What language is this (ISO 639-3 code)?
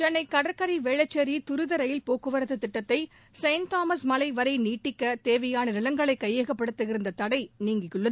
tam